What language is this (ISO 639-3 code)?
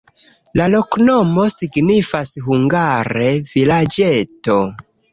epo